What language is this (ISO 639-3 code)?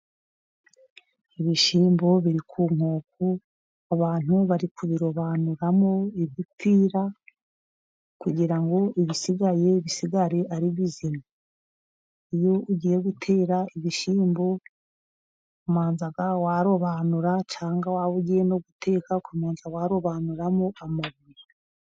kin